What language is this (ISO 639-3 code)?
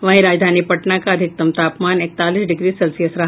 hin